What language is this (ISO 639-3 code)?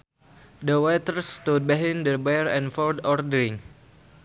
sun